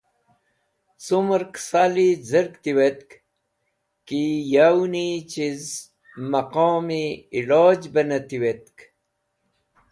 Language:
Wakhi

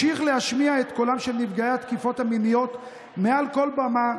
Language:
Hebrew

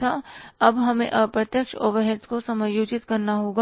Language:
Hindi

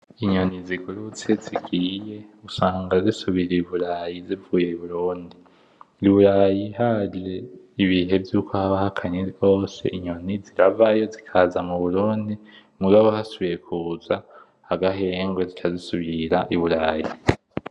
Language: Rundi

